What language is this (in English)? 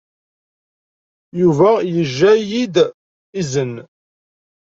Kabyle